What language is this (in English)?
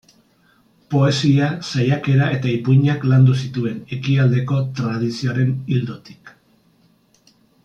Basque